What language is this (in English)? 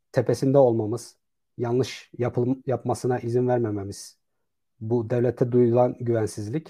Turkish